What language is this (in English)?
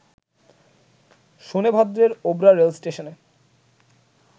Bangla